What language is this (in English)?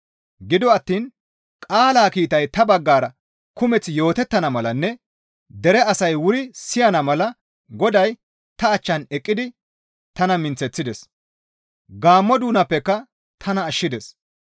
Gamo